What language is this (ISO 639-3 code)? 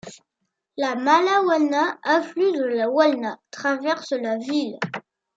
fra